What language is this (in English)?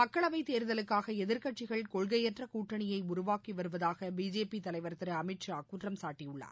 Tamil